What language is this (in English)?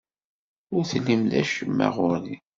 Kabyle